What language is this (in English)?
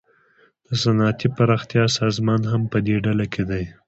Pashto